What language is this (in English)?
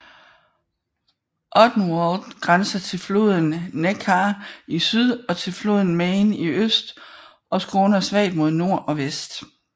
Danish